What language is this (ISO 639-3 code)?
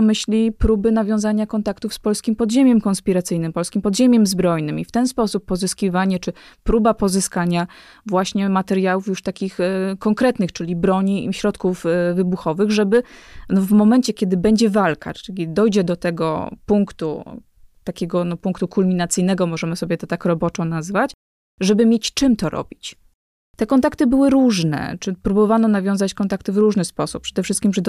pol